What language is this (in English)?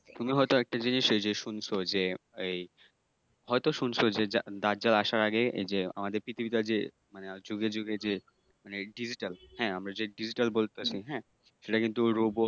Bangla